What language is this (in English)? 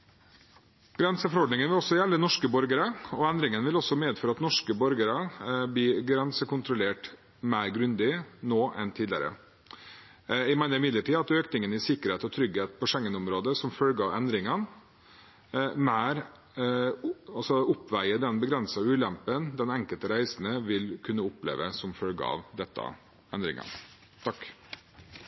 Norwegian Bokmål